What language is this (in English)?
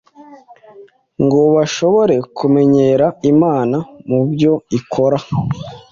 Kinyarwanda